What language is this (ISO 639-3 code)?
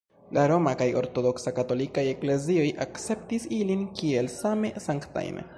epo